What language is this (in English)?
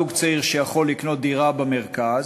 Hebrew